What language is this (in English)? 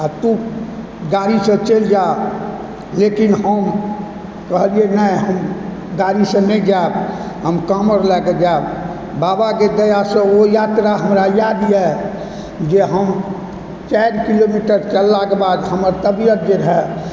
Maithili